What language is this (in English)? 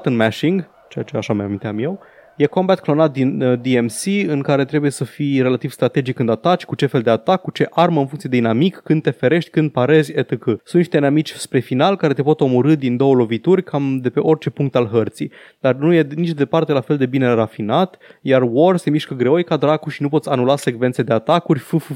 Romanian